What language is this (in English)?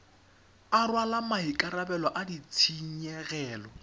Tswana